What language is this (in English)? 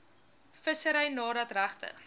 Afrikaans